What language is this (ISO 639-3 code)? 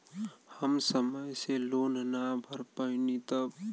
bho